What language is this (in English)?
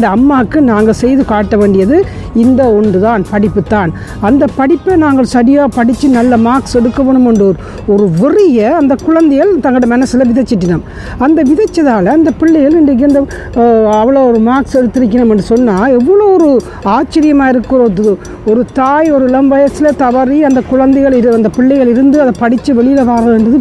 Tamil